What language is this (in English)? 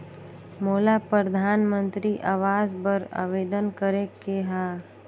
Chhattisgarhi